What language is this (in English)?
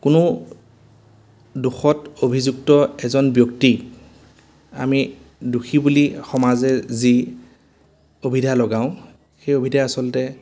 Assamese